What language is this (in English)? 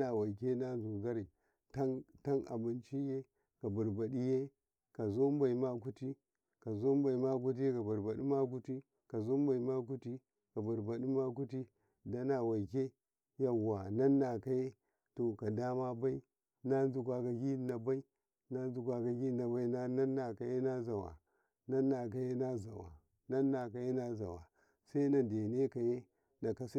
Karekare